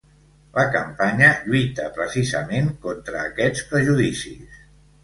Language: Catalan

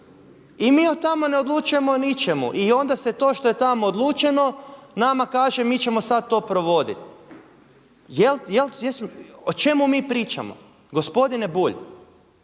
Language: Croatian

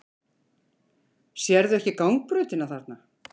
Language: Icelandic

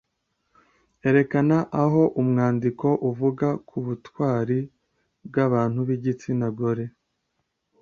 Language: Kinyarwanda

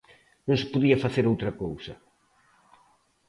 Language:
Galician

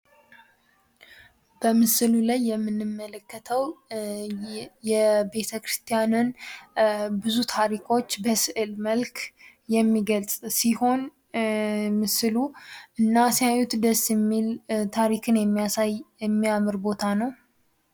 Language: Amharic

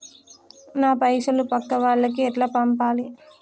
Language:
Telugu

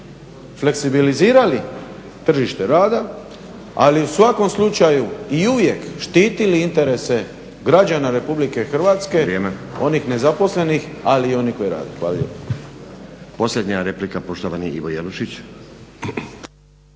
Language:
Croatian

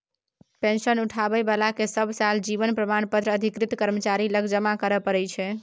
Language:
Maithili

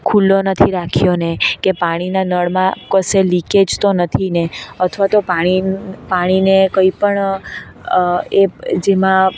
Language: Gujarati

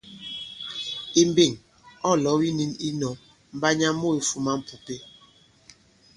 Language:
Bankon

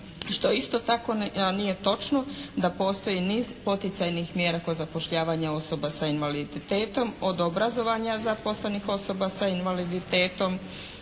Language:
Croatian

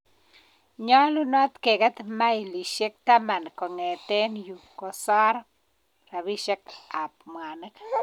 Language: Kalenjin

